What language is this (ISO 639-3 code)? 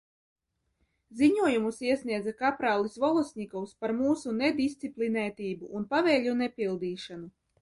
lav